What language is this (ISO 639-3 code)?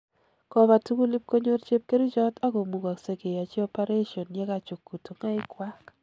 kln